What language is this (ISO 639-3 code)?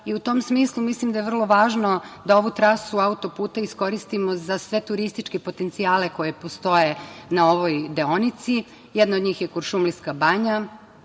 srp